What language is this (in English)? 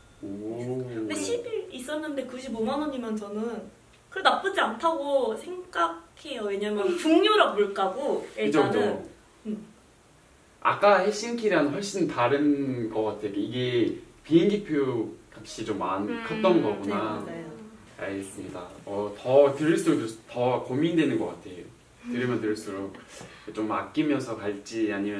Korean